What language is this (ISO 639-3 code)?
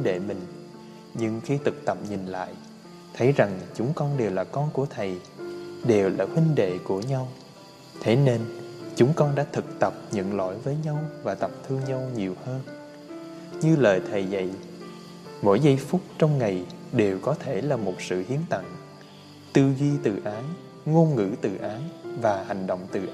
vie